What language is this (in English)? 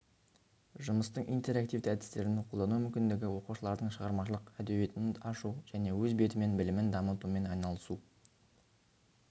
Kazakh